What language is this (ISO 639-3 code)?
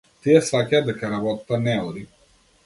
mkd